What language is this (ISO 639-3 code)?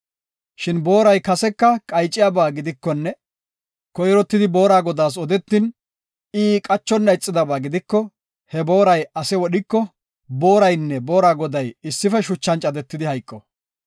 gof